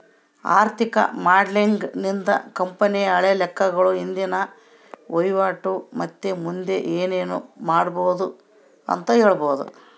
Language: Kannada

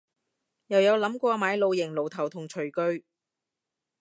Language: Cantonese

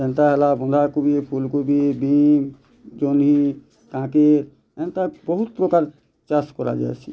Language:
Odia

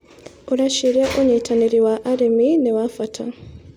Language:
Kikuyu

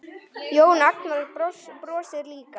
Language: Icelandic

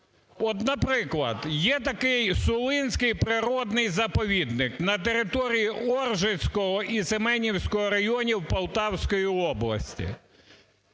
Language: Ukrainian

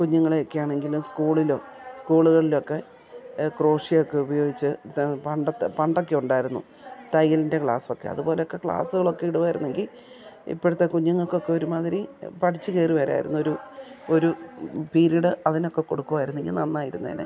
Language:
Malayalam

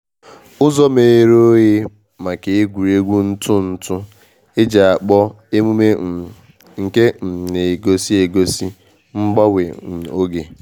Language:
Igbo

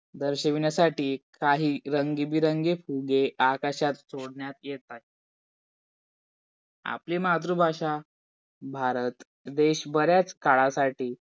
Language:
Marathi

